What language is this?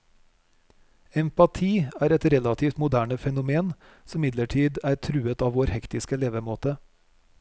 Norwegian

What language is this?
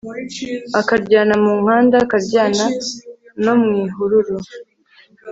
Kinyarwanda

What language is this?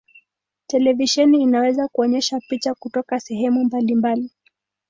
Swahili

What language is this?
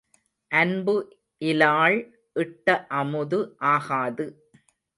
Tamil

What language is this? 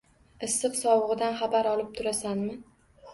Uzbek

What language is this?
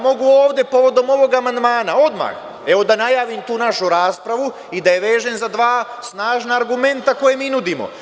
Serbian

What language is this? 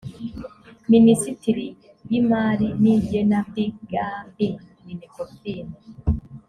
Kinyarwanda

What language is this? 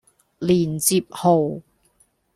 Cantonese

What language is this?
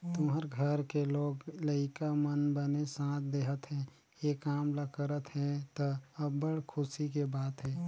Chhattisgarhi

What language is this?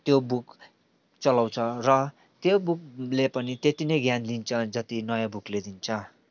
Nepali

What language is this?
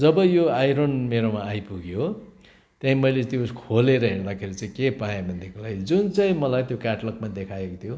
Nepali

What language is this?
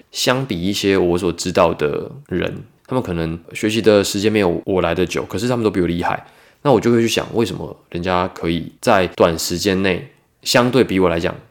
Chinese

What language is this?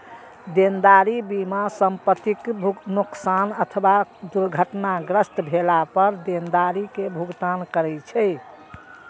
Maithili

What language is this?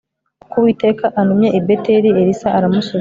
Kinyarwanda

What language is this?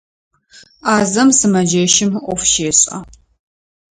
Adyghe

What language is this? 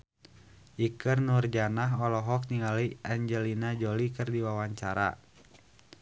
Sundanese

